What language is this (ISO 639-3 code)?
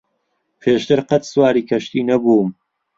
ckb